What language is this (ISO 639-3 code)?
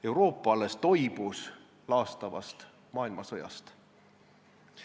est